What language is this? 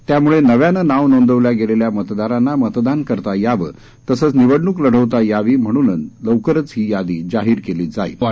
Marathi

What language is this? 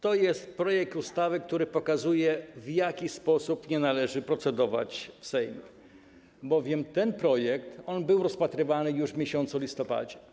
Polish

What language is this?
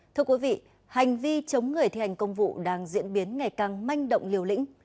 Vietnamese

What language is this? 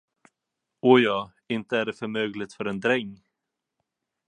Swedish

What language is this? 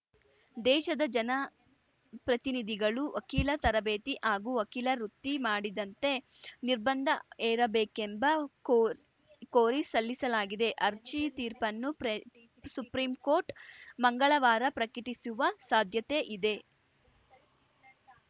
Kannada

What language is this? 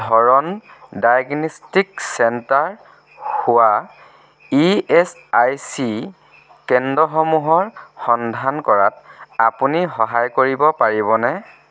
Assamese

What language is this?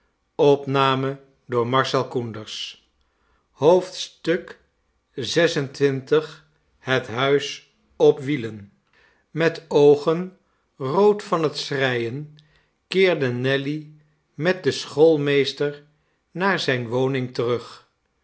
Dutch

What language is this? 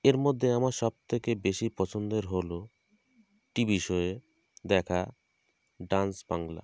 Bangla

